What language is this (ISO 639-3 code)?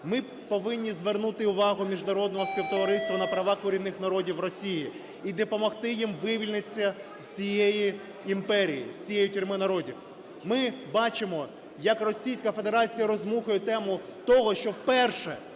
ukr